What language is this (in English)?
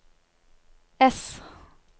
Norwegian